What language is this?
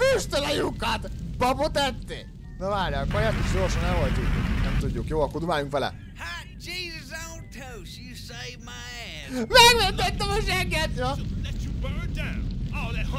Hungarian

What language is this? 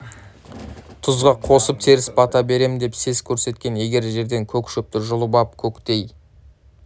Kazakh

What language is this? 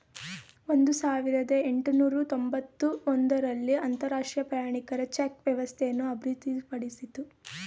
Kannada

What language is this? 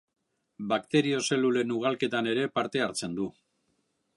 Basque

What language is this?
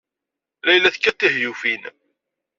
Kabyle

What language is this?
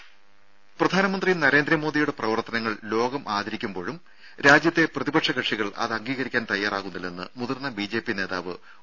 Malayalam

